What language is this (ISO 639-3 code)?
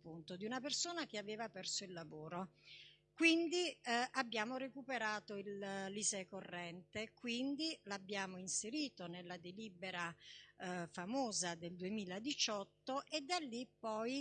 ita